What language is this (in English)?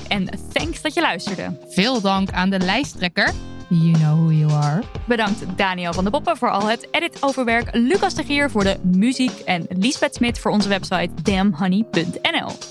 Dutch